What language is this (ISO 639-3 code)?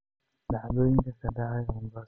som